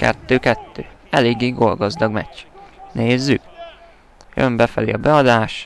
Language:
Hungarian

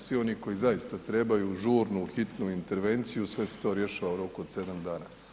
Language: Croatian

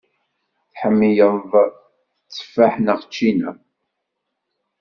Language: Kabyle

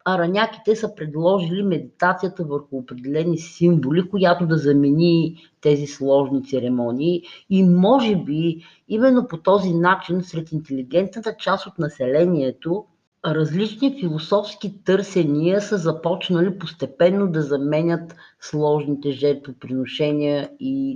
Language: Bulgarian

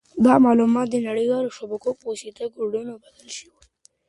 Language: Pashto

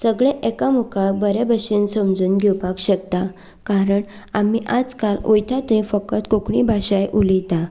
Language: Konkani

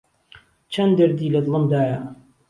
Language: Central Kurdish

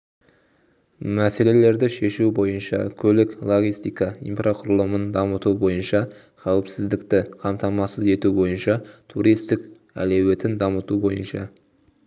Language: Kazakh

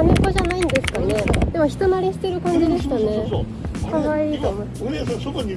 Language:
Japanese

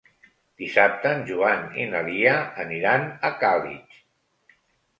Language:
Catalan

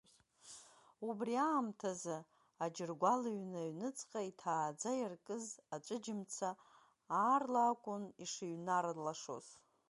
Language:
Abkhazian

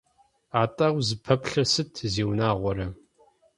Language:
Kabardian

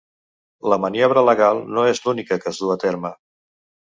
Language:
Catalan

